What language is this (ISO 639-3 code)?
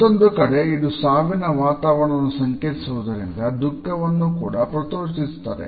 kan